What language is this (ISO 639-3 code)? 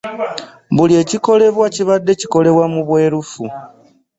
lug